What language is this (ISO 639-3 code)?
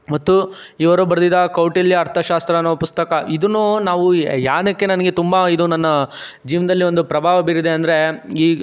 kan